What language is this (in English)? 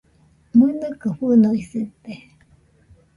Nüpode Huitoto